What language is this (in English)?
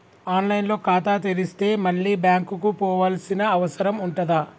Telugu